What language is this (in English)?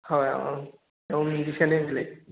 Assamese